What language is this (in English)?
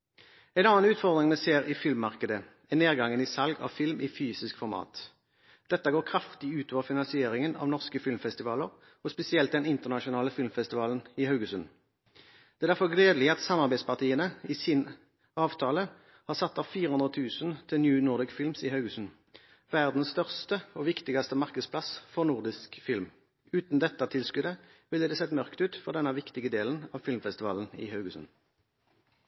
Norwegian Bokmål